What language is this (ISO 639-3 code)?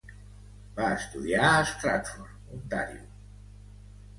cat